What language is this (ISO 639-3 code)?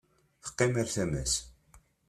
kab